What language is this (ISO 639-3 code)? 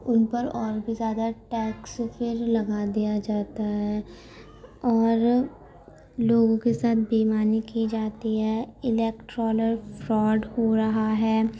urd